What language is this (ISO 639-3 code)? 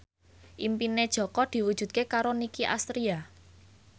jav